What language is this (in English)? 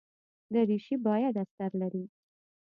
Pashto